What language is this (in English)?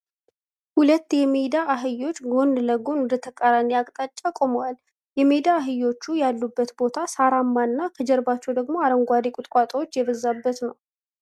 Amharic